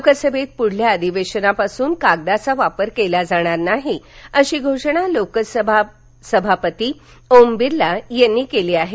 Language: Marathi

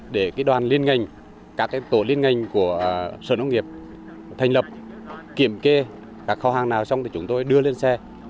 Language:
Vietnamese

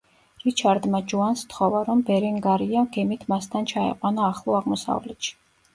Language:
Georgian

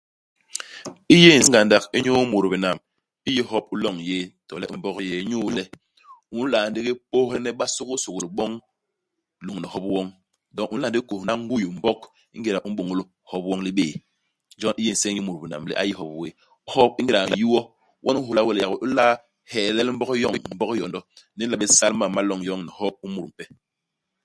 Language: Basaa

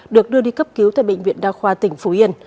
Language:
Vietnamese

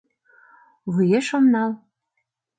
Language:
Mari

